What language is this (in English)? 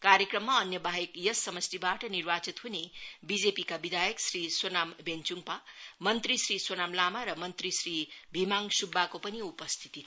Nepali